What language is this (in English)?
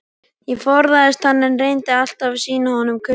Icelandic